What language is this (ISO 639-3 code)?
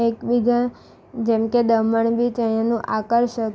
guj